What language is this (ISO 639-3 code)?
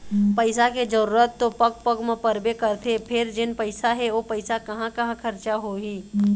hne